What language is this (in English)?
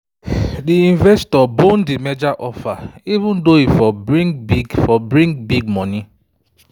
Nigerian Pidgin